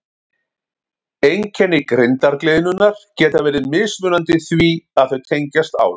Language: Icelandic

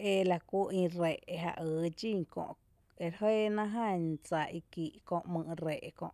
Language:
Tepinapa Chinantec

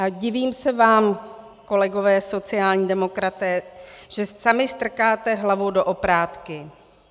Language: Czech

